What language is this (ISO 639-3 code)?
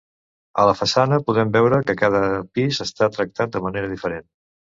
cat